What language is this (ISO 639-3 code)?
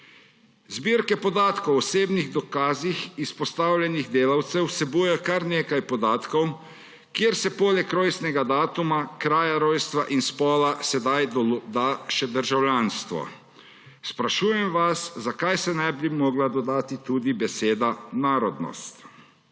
slv